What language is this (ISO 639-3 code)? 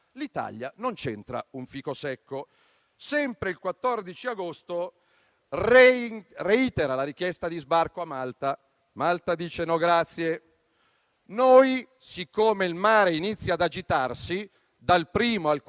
ita